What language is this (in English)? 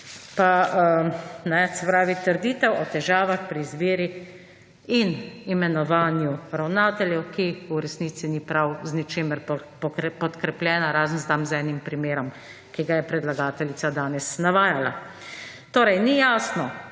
Slovenian